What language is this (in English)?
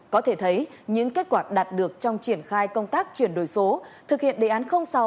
Vietnamese